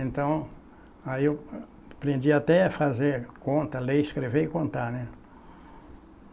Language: Portuguese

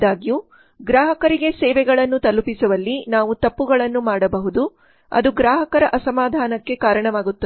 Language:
Kannada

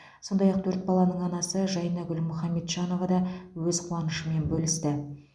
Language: Kazakh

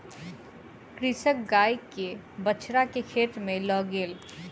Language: Maithili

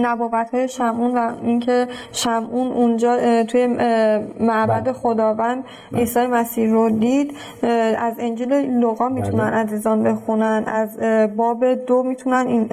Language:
Persian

